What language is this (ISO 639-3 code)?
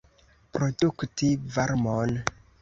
epo